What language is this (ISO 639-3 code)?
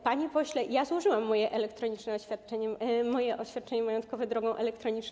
pol